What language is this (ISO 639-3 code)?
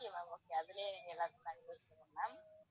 tam